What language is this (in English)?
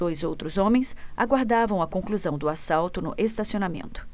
Portuguese